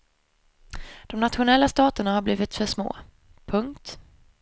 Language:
Swedish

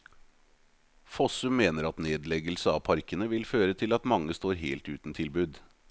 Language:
Norwegian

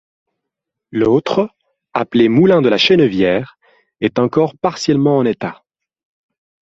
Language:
French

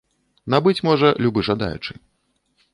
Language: Belarusian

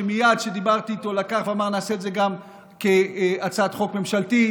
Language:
Hebrew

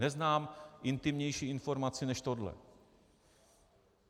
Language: Czech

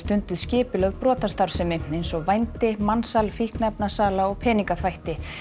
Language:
Icelandic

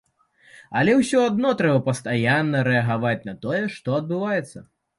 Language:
Belarusian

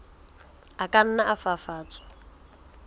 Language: Southern Sotho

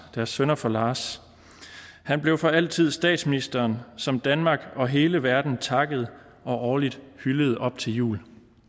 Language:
Danish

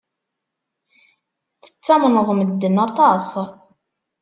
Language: Kabyle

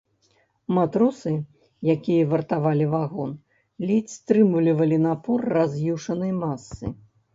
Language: Belarusian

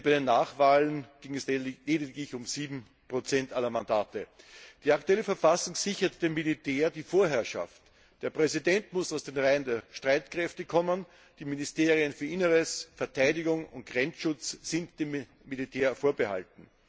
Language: German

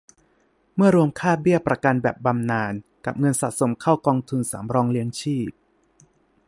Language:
Thai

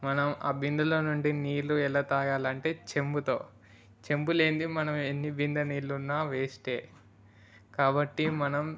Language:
Telugu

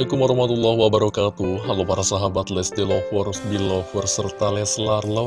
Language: Indonesian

